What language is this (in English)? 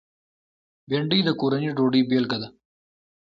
Pashto